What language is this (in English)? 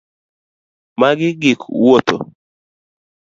Luo (Kenya and Tanzania)